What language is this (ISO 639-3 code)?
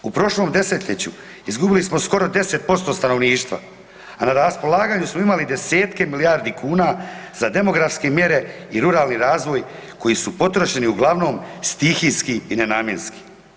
hrv